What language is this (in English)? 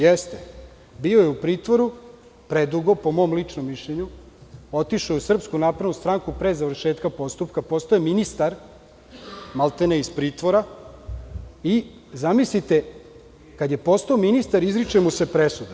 Serbian